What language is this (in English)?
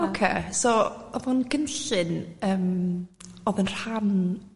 Welsh